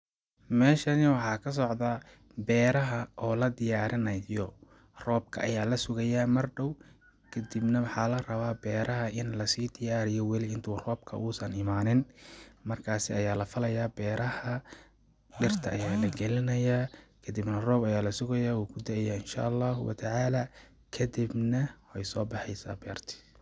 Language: Somali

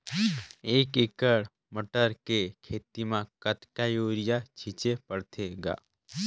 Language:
Chhattisgarhi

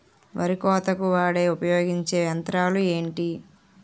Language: Telugu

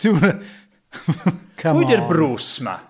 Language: Welsh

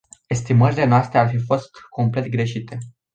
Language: Romanian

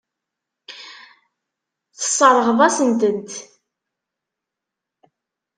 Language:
Kabyle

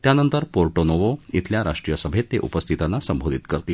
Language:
Marathi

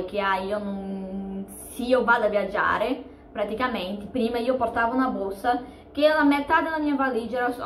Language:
Italian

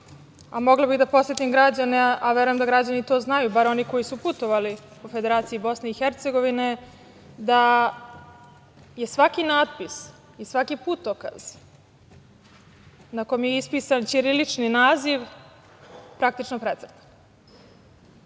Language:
Serbian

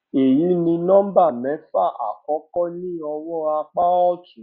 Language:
Yoruba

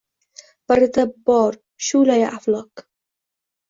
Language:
Uzbek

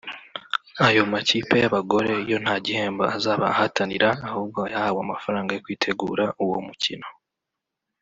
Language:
Kinyarwanda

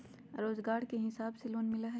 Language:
Magahi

